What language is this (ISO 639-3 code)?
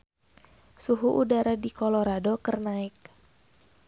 sun